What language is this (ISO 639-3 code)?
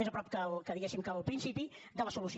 cat